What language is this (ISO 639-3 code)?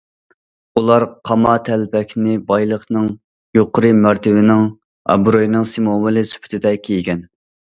uig